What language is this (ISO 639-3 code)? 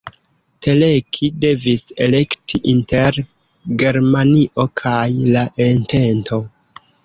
epo